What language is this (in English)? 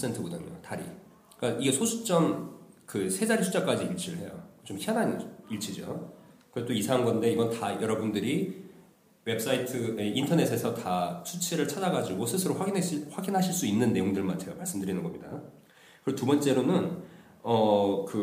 Korean